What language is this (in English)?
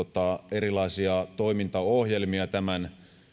Finnish